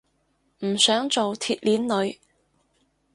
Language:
Cantonese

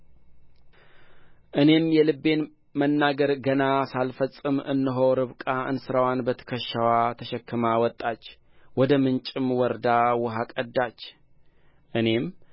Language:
Amharic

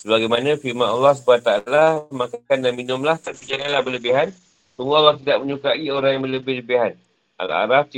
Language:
Malay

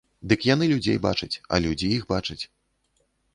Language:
Belarusian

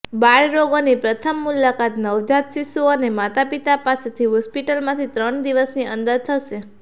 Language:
Gujarati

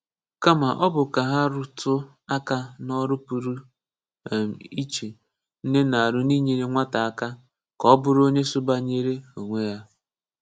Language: Igbo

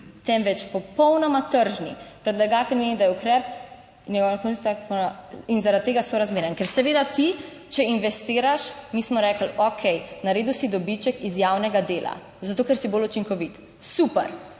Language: Slovenian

